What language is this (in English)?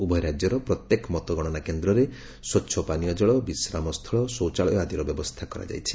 Odia